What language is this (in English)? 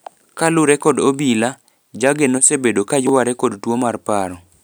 Luo (Kenya and Tanzania)